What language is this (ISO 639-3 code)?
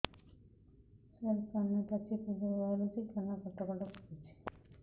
ori